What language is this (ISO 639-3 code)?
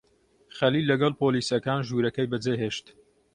ckb